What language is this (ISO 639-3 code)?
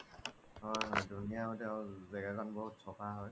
asm